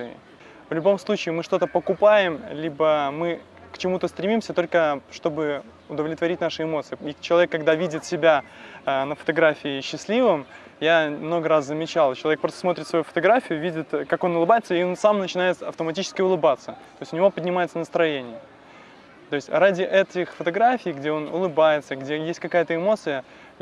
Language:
Russian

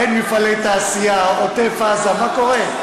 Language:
Hebrew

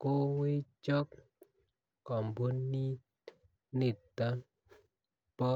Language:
Kalenjin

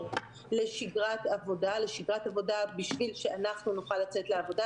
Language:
Hebrew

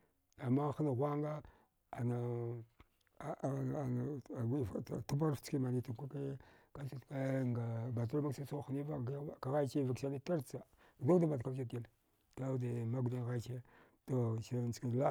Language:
Dghwede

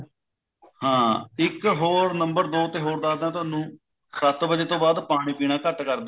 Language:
Punjabi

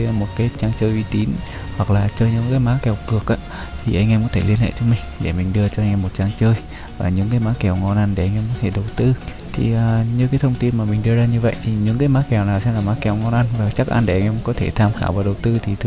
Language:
Vietnamese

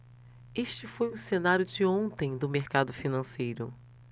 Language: Portuguese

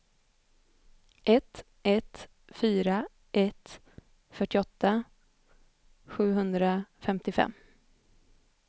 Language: Swedish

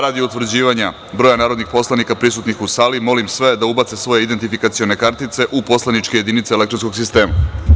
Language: Serbian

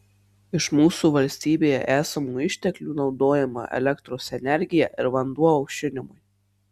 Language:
Lithuanian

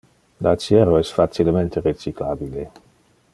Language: Interlingua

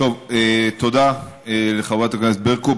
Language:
Hebrew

